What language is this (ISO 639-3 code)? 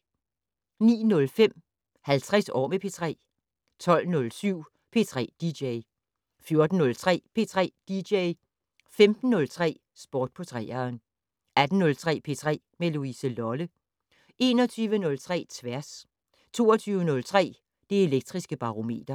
dan